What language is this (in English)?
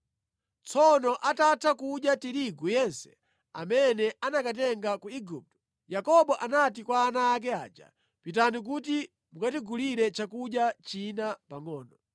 Nyanja